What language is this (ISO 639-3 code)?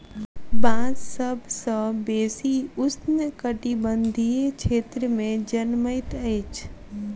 mai